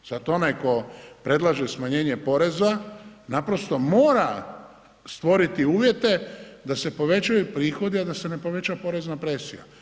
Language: Croatian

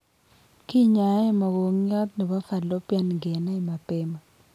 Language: Kalenjin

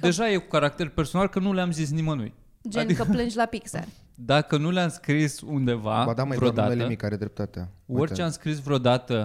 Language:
Romanian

